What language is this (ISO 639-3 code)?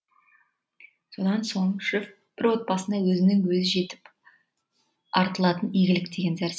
kaz